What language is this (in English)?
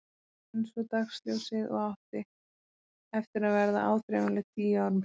Icelandic